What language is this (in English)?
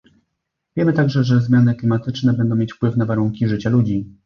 Polish